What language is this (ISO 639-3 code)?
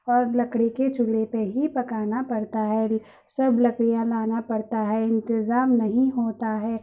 urd